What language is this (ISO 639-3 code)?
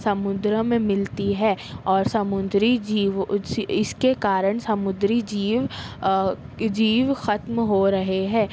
urd